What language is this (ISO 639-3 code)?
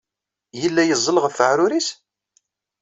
kab